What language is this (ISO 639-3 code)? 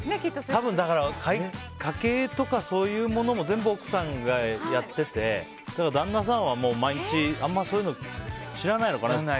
jpn